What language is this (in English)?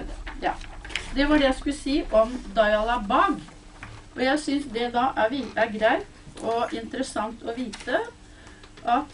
Norwegian